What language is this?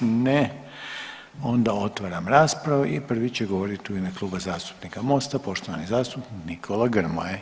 Croatian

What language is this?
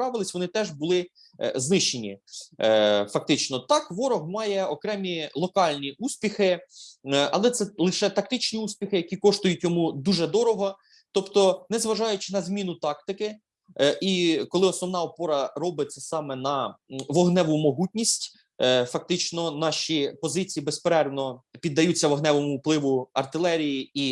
Ukrainian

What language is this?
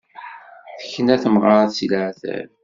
Kabyle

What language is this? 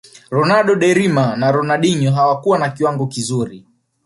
Swahili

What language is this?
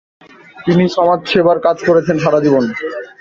Bangla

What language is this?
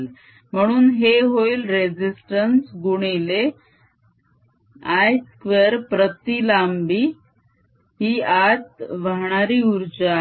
Marathi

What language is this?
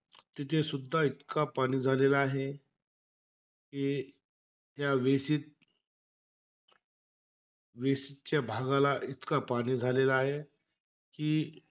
Marathi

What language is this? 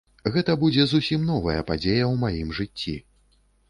Belarusian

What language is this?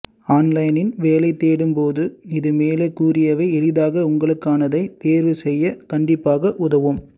Tamil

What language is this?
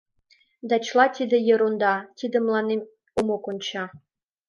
Mari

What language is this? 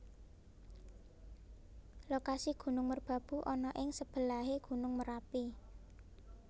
Javanese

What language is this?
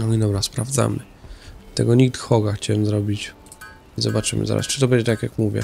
Polish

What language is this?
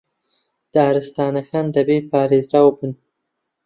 Central Kurdish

